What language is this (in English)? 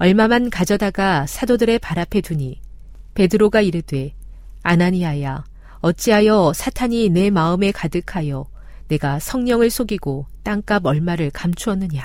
Korean